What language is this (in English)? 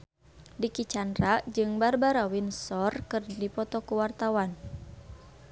Sundanese